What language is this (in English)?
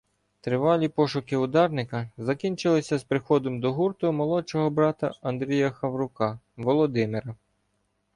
Ukrainian